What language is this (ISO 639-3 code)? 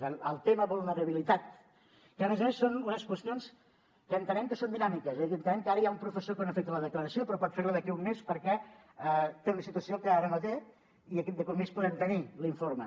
cat